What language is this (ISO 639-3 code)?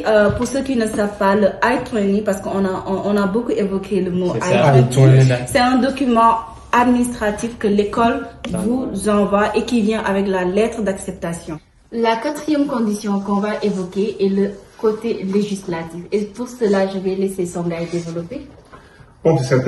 fra